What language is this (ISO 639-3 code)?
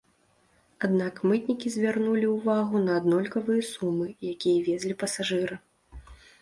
bel